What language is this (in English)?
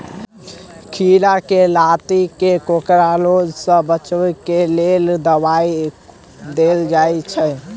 Maithili